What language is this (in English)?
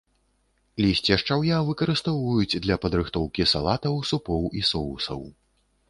Belarusian